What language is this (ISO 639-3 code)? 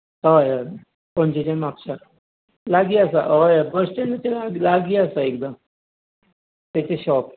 kok